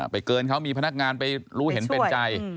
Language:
Thai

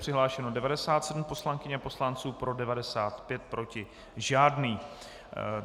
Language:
Czech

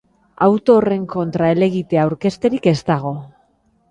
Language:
Basque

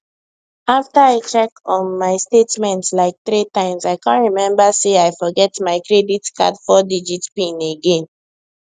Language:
Nigerian Pidgin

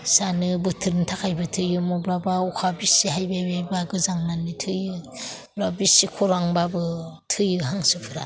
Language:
Bodo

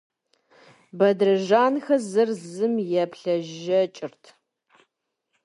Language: Kabardian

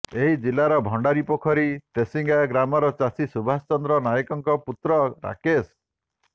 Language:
Odia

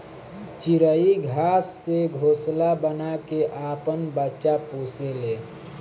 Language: Bhojpuri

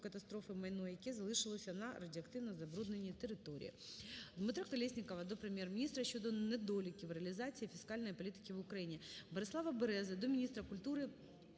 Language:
Ukrainian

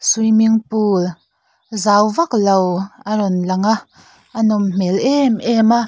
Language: Mizo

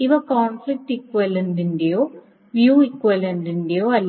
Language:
Malayalam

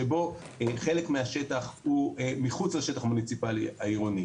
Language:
Hebrew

